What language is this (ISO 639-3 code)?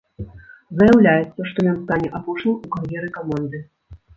bel